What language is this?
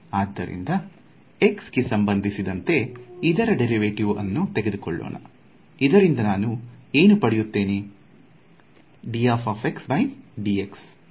Kannada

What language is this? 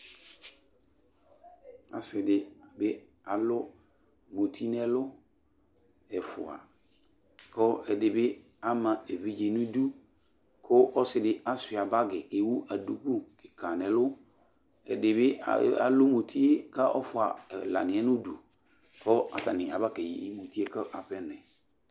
Ikposo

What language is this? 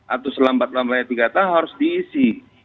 Indonesian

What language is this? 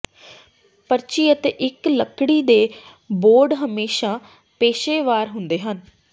Punjabi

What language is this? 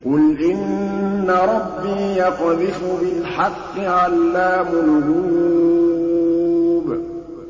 Arabic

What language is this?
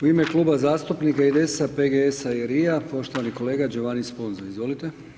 Croatian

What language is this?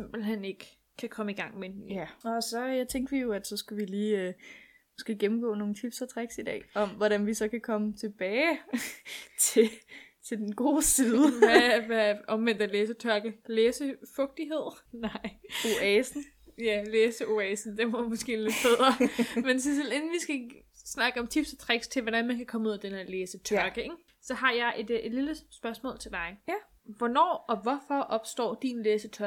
Danish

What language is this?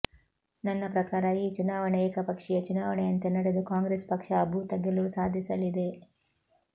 Kannada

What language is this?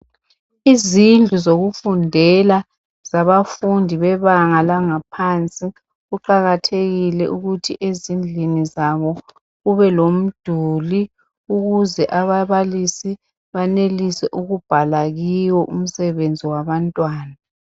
North Ndebele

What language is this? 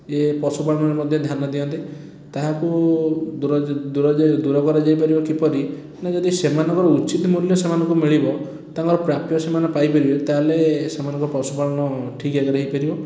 Odia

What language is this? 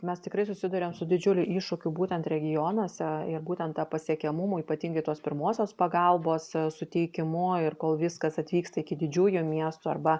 Lithuanian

